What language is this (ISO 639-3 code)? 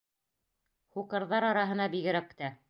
bak